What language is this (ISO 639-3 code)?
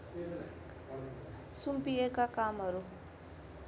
nep